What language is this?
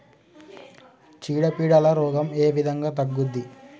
Telugu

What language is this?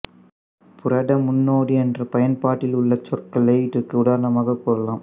Tamil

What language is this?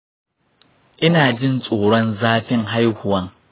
Hausa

